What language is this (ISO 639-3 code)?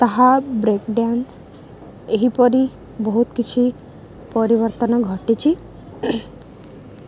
ori